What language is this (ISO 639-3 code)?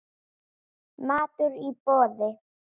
isl